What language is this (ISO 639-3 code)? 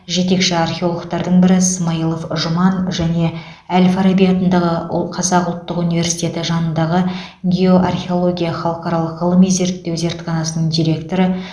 kaz